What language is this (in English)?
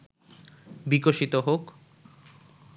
Bangla